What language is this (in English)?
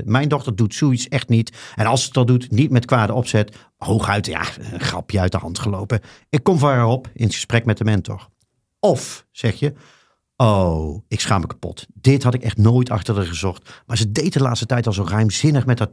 Dutch